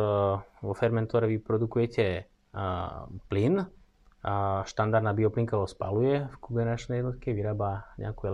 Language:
Slovak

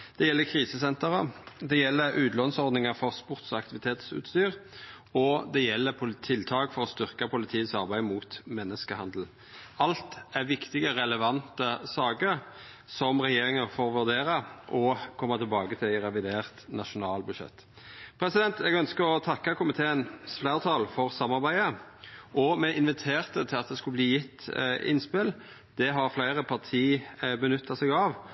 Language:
Norwegian Nynorsk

